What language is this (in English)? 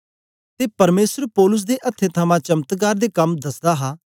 Dogri